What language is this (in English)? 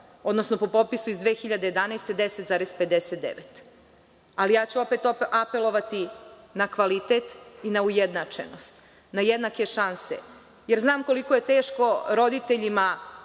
Serbian